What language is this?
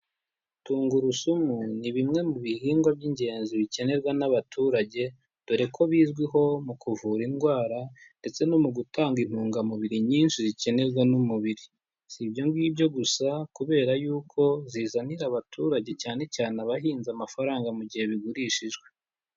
Kinyarwanda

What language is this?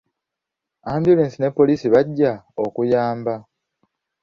Ganda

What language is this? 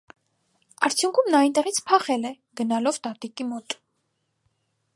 Armenian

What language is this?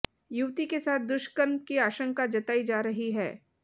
Hindi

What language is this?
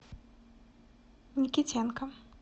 Russian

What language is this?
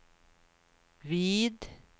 Swedish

